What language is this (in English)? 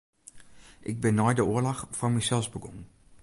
Western Frisian